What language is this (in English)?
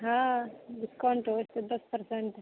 Maithili